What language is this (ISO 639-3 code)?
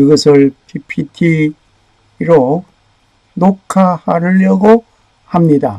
kor